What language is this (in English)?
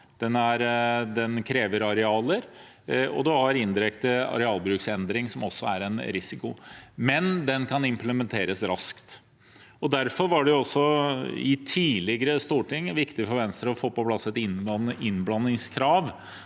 Norwegian